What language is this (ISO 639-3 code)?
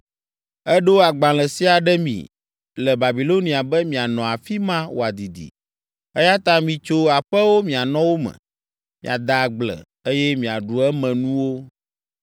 ewe